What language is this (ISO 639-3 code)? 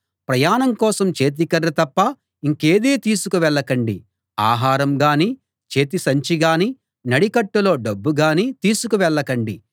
tel